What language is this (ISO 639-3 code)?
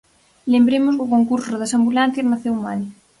glg